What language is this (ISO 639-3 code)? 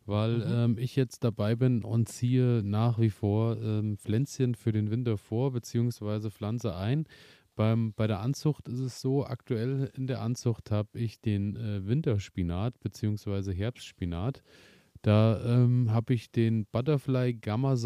deu